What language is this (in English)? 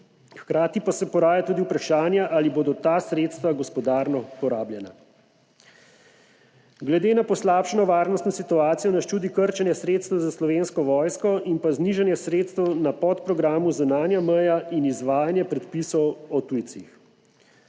Slovenian